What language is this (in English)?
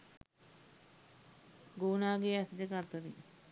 Sinhala